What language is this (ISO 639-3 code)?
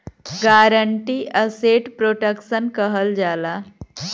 bho